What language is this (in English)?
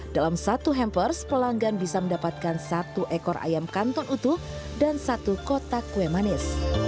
Indonesian